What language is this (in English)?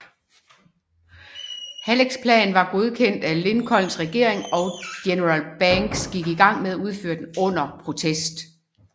Danish